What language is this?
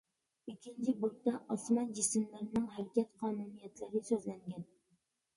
Uyghur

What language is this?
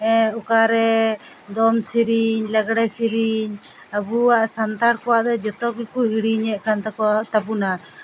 Santali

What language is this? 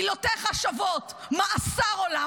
Hebrew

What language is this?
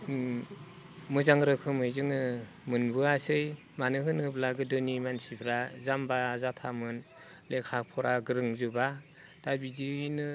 Bodo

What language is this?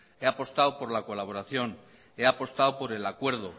Spanish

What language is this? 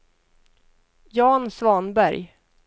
Swedish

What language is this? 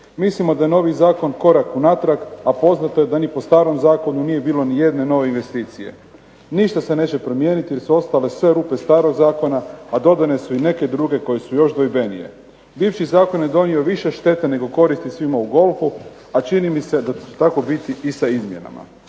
Croatian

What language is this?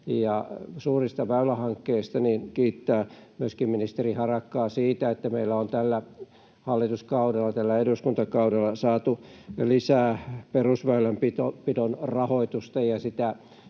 Finnish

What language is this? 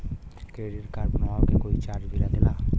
Bhojpuri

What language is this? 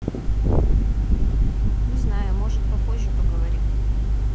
Russian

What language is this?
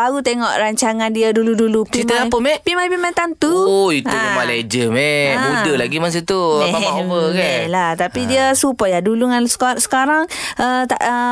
Malay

